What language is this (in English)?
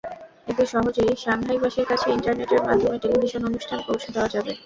Bangla